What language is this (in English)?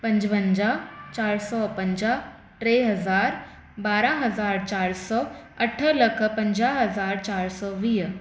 Sindhi